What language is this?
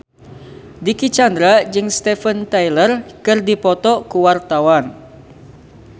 Sundanese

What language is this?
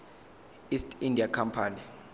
Zulu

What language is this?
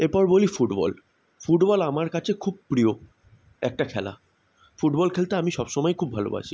Bangla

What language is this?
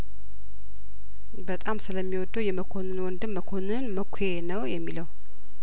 Amharic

